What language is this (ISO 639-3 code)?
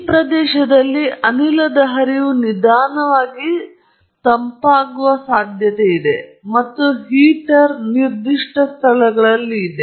kan